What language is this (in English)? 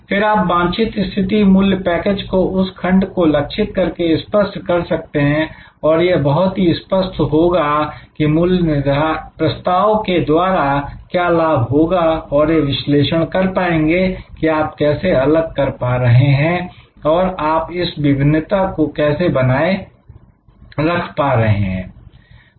Hindi